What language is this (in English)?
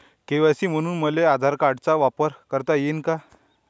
Marathi